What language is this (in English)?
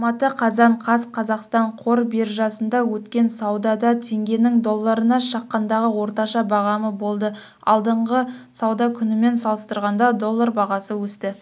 Kazakh